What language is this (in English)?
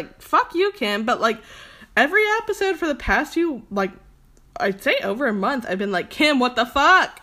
English